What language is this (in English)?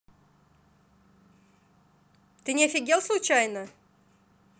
Russian